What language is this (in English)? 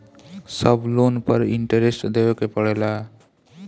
Bhojpuri